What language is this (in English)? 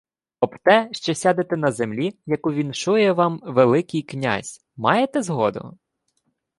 Ukrainian